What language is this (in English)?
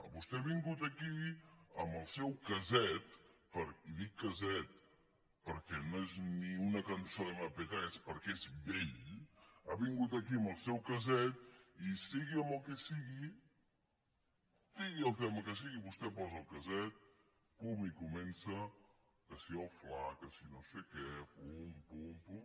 Catalan